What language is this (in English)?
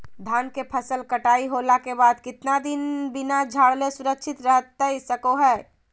Magahi